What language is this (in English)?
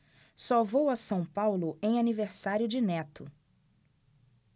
Portuguese